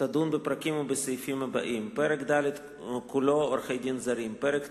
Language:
Hebrew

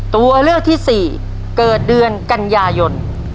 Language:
Thai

